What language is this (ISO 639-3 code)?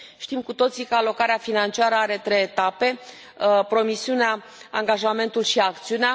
ron